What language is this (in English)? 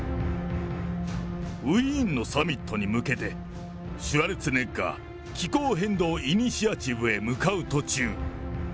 Japanese